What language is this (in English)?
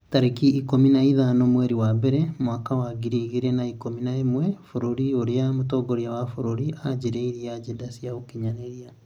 Kikuyu